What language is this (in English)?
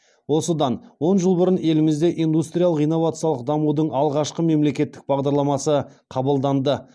Kazakh